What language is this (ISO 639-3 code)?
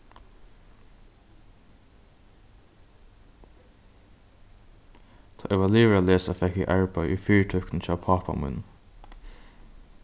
fao